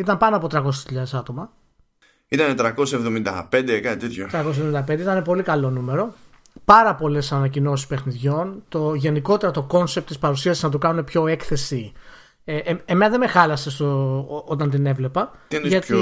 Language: Greek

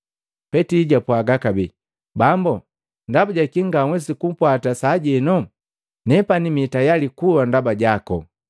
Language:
Matengo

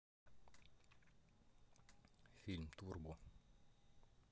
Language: Russian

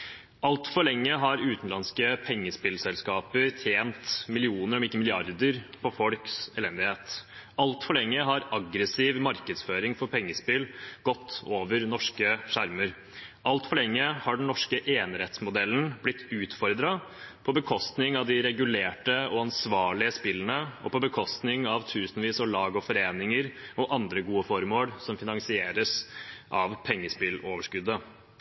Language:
Norwegian Bokmål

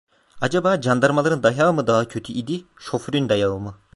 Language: Turkish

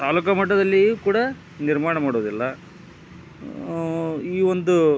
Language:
Kannada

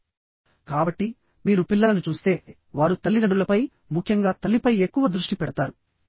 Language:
Telugu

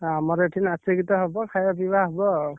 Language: Odia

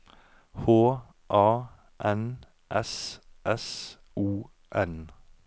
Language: Norwegian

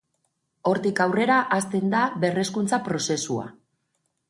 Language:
Basque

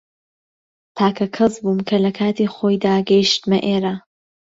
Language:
Central Kurdish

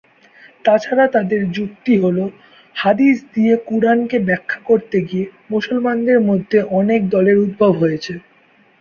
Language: Bangla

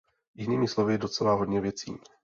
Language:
Czech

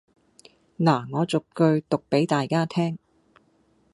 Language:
Cantonese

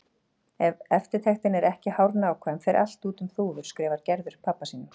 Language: Icelandic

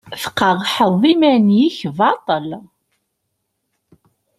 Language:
Kabyle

